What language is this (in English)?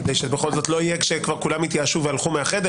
Hebrew